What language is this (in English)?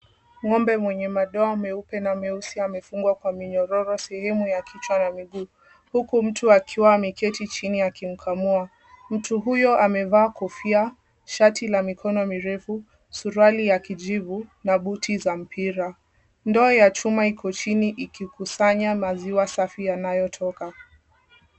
Swahili